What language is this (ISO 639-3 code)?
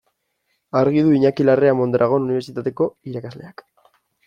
eus